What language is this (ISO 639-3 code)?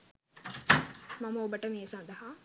sin